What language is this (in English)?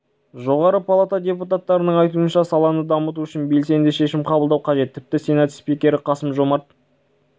Kazakh